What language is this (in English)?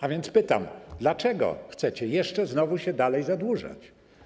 Polish